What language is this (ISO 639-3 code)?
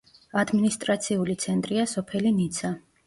kat